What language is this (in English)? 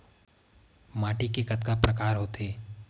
Chhattisgarhi